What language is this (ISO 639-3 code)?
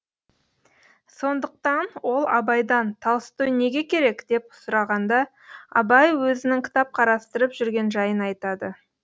kaz